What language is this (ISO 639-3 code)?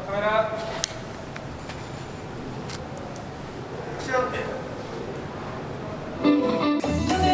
kor